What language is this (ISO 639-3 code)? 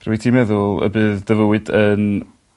cym